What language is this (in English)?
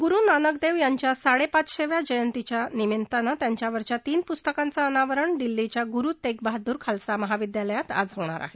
Marathi